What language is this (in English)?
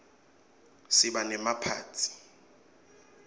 Swati